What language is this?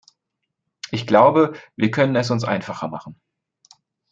German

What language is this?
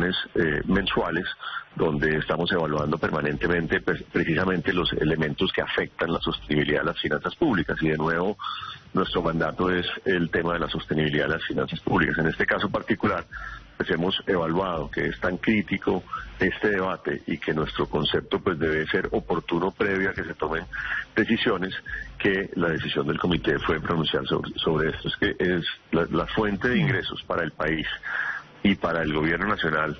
Spanish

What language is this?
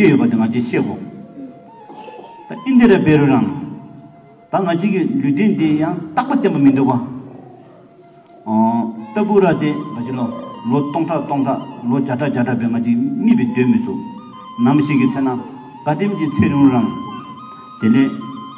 Turkish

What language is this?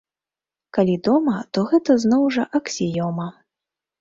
Belarusian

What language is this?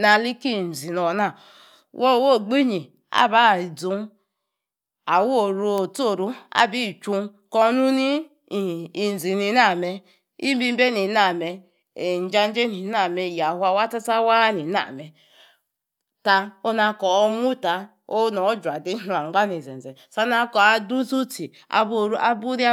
Yace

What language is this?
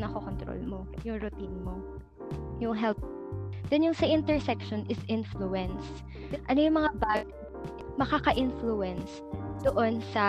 Filipino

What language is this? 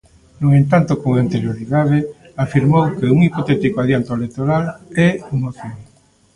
Galician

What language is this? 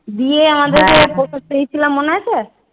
Bangla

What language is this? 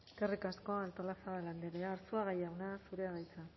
Basque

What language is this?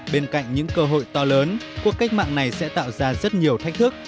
Vietnamese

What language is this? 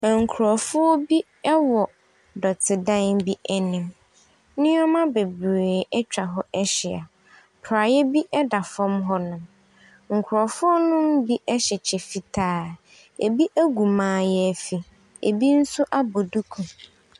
Akan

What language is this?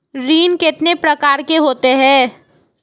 Hindi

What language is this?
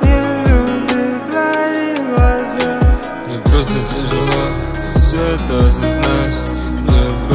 Romanian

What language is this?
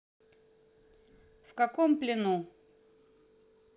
Russian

